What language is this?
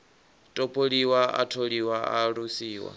Venda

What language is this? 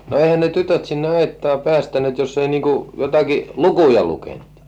Finnish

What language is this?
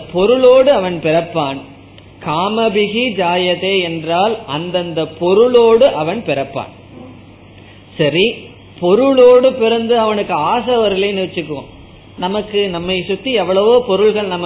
Tamil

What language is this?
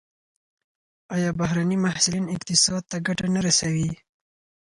Pashto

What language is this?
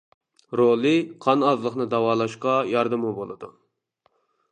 Uyghur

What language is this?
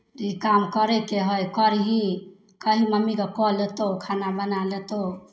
Maithili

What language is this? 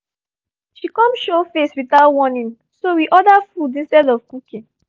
Nigerian Pidgin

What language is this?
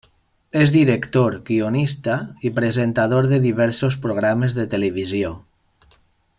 Catalan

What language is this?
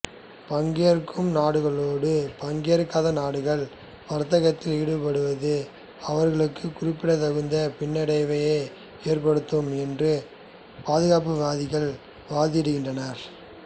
Tamil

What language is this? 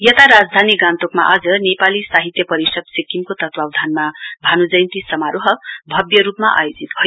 Nepali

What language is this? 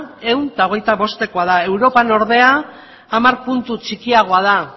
Basque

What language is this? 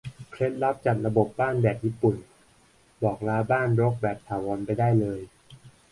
Thai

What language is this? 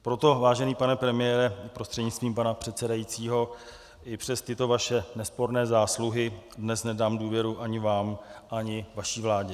Czech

